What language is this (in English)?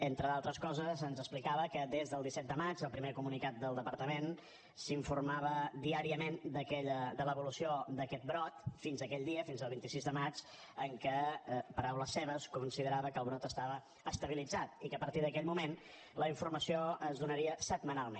Catalan